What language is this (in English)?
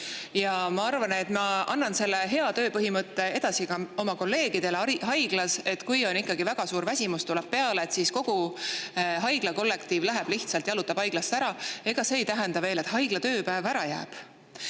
Estonian